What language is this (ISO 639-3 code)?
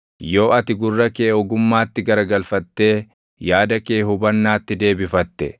orm